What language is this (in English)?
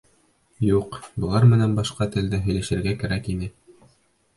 Bashkir